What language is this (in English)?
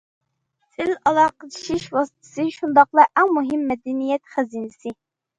Uyghur